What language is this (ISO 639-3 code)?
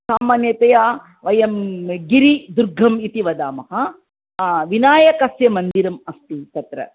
san